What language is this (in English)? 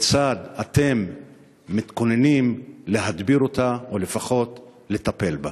Hebrew